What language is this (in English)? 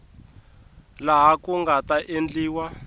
Tsonga